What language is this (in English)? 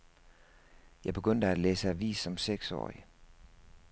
Danish